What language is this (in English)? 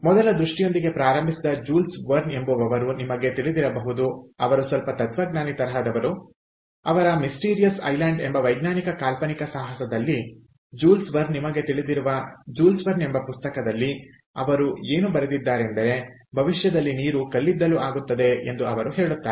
Kannada